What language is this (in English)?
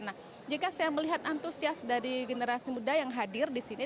Indonesian